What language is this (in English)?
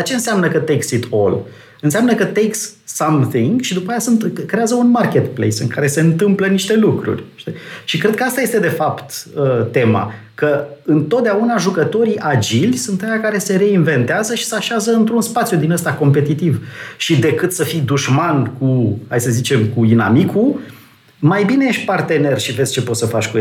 Romanian